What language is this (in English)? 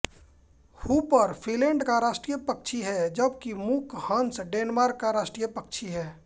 Hindi